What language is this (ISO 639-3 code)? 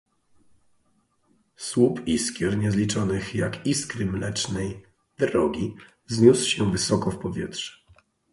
pol